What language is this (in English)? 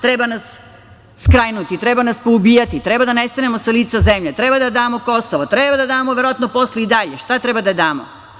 Serbian